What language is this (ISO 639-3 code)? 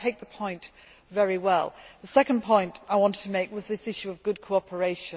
eng